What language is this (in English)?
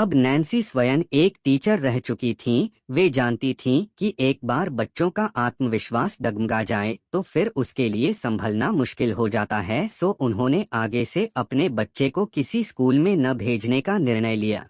Hindi